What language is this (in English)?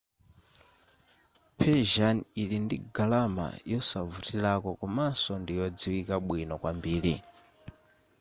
Nyanja